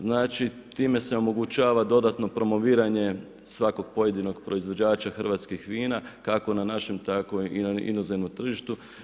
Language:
Croatian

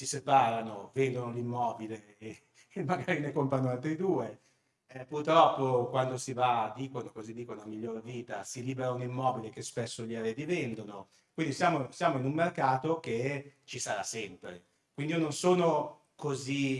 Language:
Italian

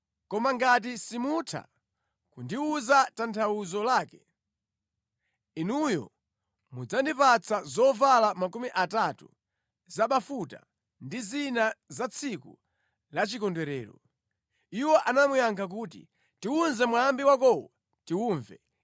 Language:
Nyanja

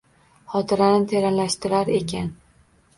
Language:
Uzbek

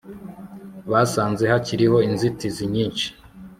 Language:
Kinyarwanda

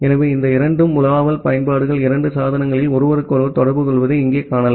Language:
Tamil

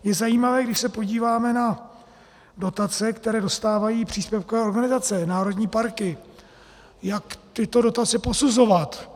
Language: Czech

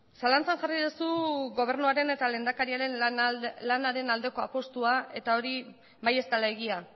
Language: Basque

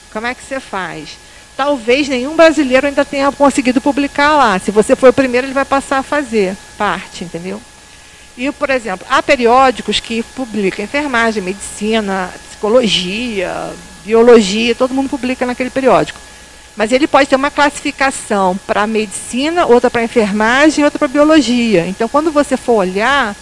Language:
Portuguese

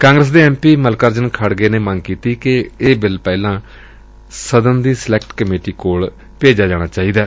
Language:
Punjabi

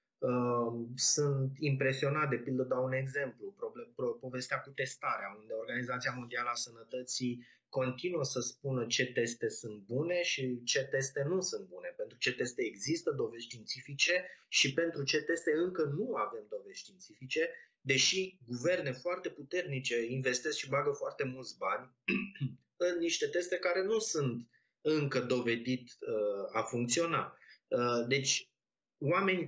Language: Romanian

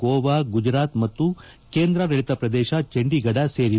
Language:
Kannada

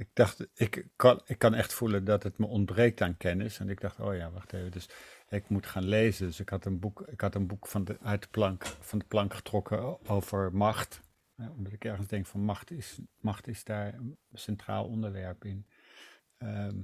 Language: Dutch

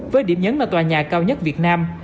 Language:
Vietnamese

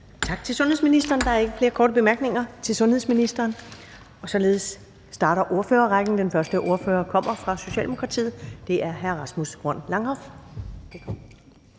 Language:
Danish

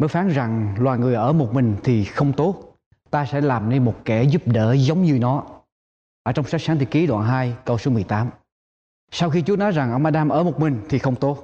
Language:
Vietnamese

